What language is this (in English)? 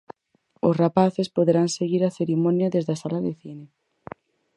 Galician